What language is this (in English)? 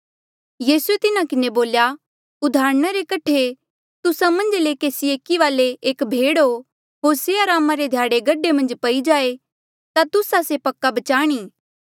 Mandeali